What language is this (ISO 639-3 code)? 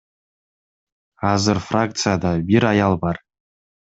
kir